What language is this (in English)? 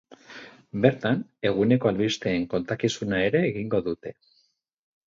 Basque